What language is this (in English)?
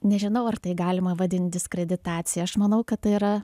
Lithuanian